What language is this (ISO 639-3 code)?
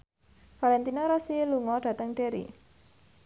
jav